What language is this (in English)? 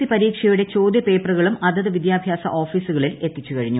Malayalam